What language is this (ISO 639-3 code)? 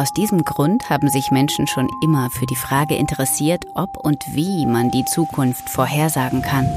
deu